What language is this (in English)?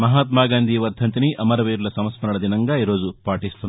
Telugu